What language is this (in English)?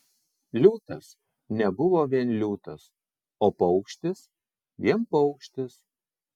Lithuanian